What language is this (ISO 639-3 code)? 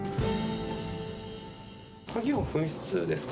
jpn